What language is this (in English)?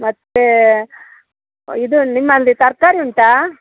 Kannada